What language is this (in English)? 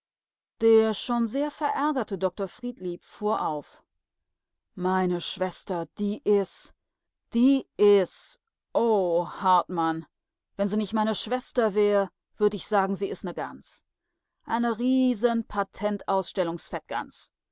German